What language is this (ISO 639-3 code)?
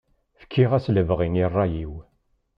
kab